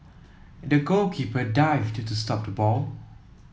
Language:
English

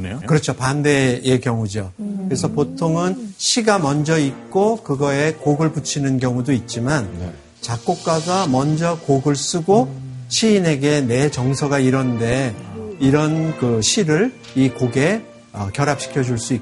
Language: Korean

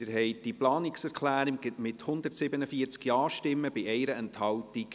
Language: Swiss German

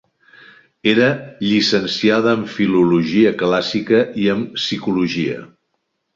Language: Catalan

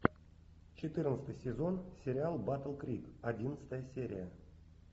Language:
Russian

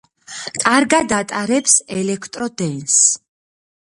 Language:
Georgian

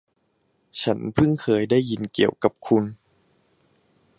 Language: Thai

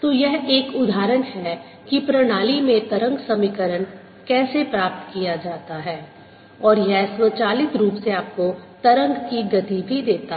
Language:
Hindi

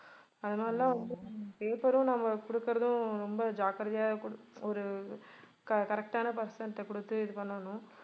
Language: Tamil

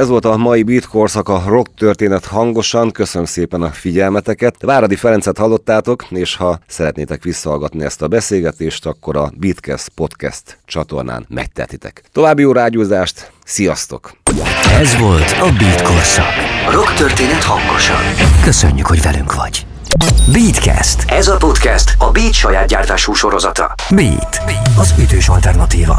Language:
Hungarian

